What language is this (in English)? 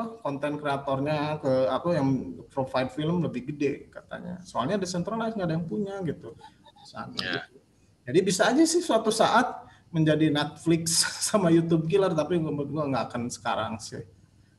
Indonesian